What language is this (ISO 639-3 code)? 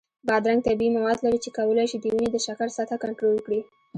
pus